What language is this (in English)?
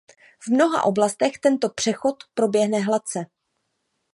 Czech